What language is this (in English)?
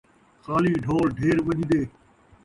Saraiki